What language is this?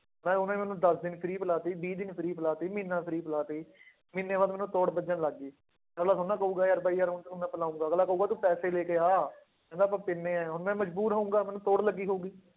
Punjabi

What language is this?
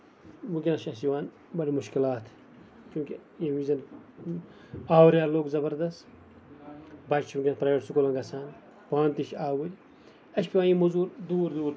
Kashmiri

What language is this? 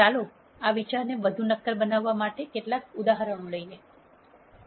Gujarati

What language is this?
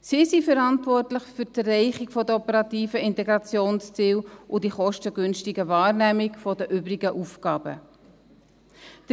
Swiss German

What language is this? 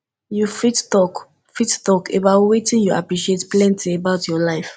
Nigerian Pidgin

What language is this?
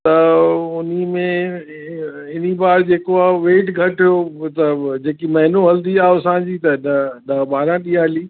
Sindhi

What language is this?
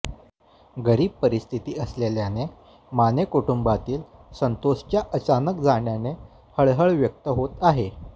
Marathi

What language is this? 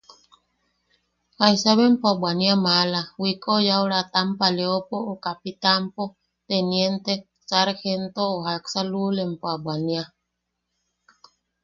Yaqui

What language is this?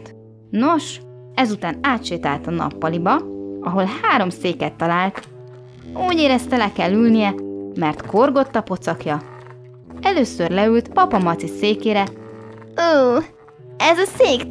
Hungarian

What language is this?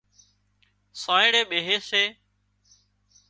Wadiyara Koli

